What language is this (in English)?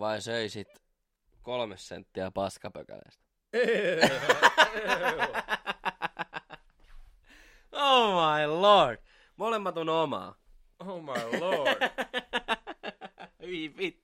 Finnish